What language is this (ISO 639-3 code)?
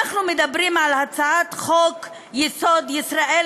heb